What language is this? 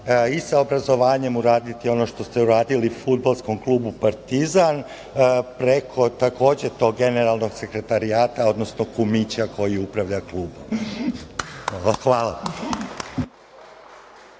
Serbian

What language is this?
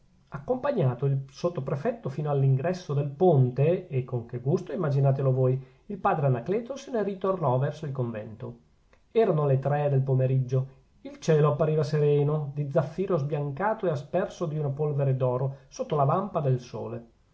Italian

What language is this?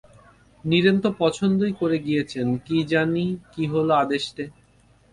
Bangla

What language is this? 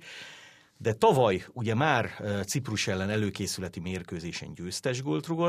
Hungarian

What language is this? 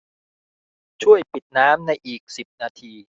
Thai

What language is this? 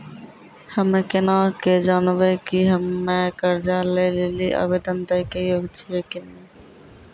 Maithili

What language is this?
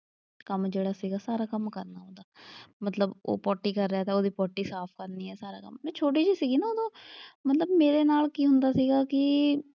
Punjabi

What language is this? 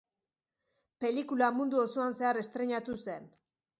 Basque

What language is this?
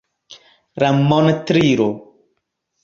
Esperanto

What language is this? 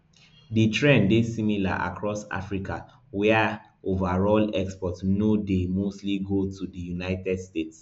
Nigerian Pidgin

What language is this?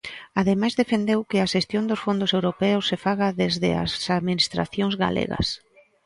Galician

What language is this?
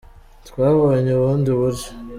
Kinyarwanda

